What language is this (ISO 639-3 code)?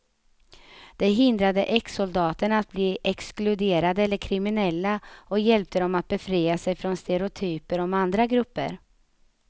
swe